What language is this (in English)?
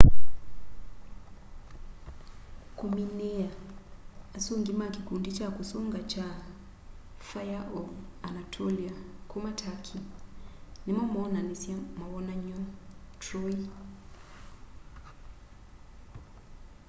Kamba